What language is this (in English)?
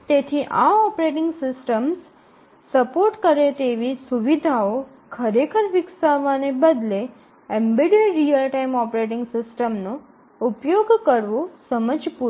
Gujarati